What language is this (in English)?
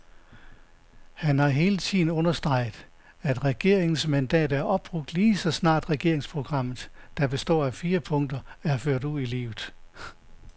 Danish